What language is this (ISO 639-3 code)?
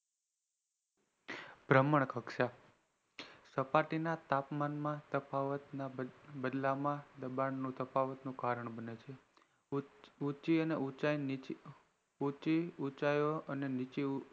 guj